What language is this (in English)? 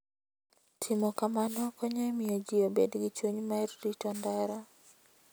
Luo (Kenya and Tanzania)